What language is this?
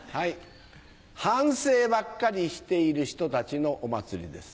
Japanese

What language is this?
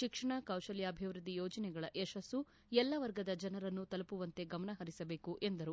Kannada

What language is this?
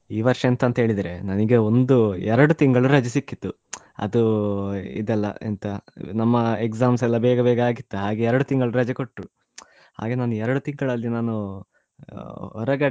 Kannada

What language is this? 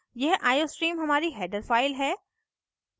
Hindi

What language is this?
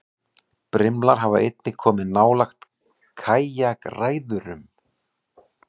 Icelandic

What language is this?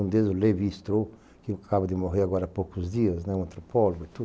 Portuguese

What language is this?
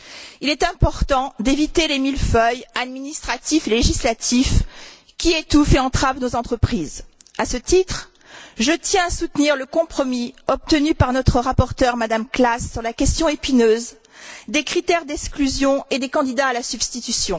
French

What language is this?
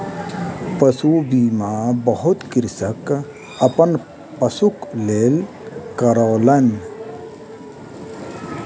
Maithili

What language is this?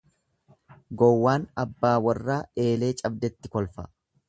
Oromo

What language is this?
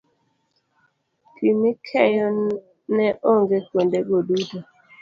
Luo (Kenya and Tanzania)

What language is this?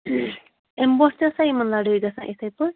Kashmiri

